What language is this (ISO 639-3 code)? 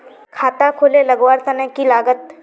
mag